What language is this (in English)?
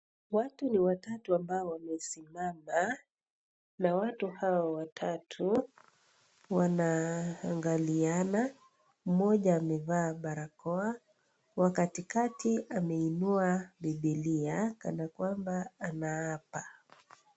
Swahili